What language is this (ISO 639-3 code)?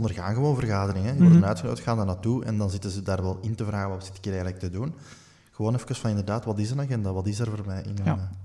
nld